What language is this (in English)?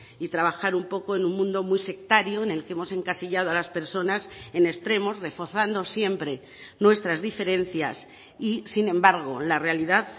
Spanish